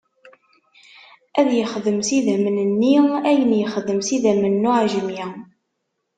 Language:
Kabyle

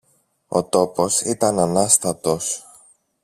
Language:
Greek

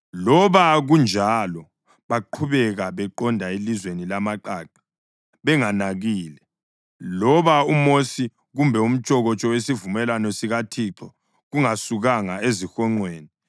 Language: North Ndebele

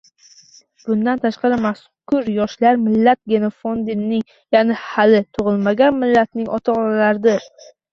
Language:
Uzbek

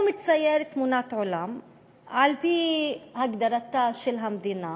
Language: Hebrew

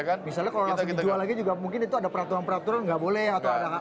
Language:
Indonesian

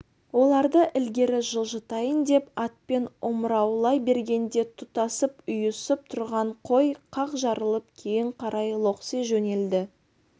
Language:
Kazakh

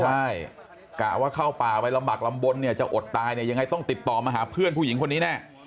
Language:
Thai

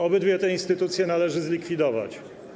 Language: Polish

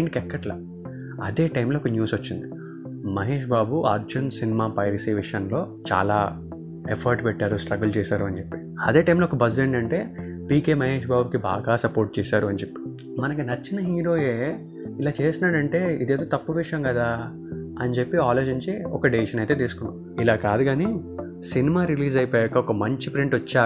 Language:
Telugu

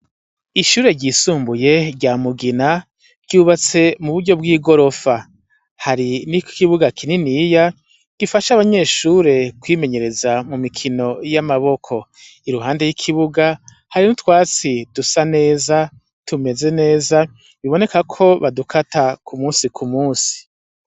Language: Rundi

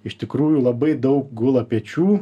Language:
Lithuanian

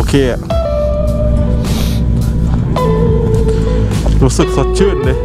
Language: Thai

